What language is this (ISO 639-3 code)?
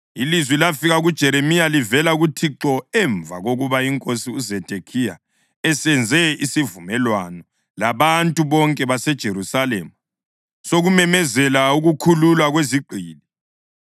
nde